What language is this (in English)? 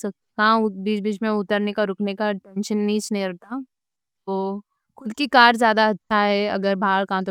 Deccan